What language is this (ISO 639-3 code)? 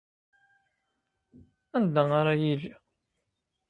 kab